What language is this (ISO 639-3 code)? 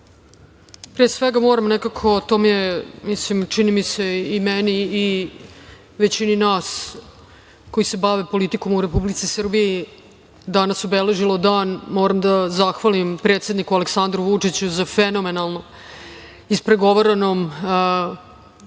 srp